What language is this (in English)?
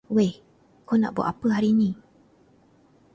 Malay